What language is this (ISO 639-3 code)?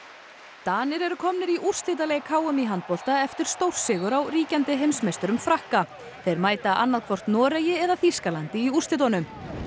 isl